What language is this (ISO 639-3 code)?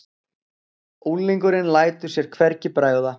isl